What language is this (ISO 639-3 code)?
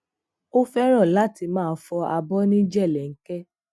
yor